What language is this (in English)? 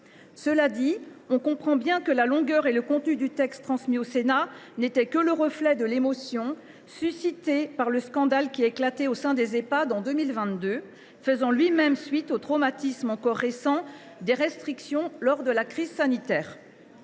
French